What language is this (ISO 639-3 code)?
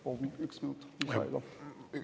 est